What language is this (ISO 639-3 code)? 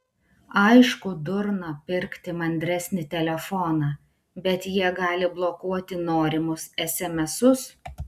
lit